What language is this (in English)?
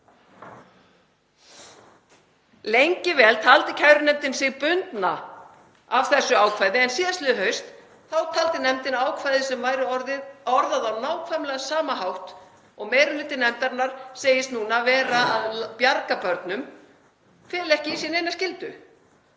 Icelandic